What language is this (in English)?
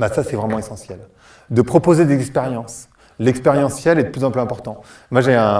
French